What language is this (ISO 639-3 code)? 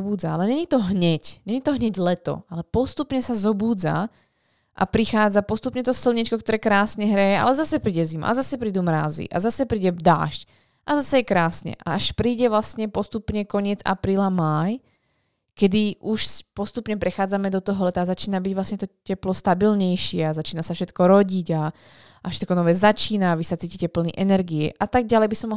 slk